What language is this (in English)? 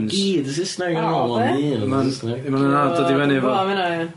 Welsh